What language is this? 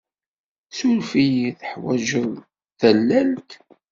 Kabyle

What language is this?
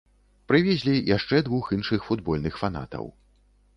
Belarusian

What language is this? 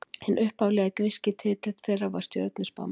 Icelandic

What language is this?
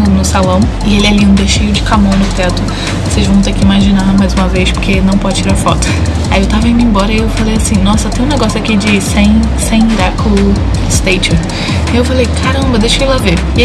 Portuguese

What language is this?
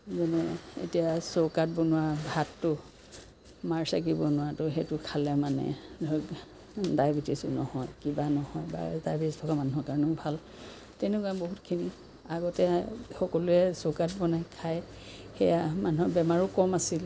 Assamese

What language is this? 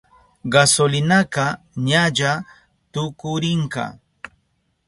Southern Pastaza Quechua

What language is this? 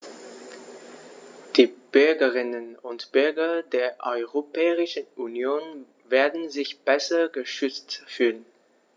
German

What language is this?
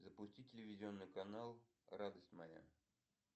Russian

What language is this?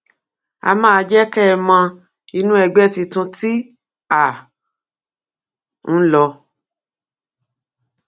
Yoruba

